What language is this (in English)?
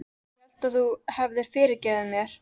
Icelandic